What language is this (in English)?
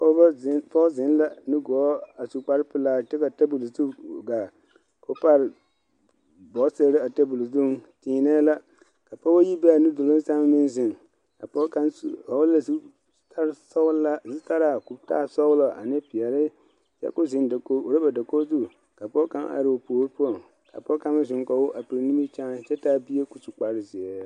Southern Dagaare